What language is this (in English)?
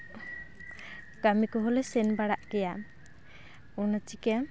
Santali